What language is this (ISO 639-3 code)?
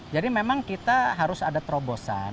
ind